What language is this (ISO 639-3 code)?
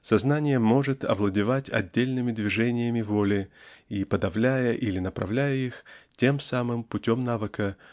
rus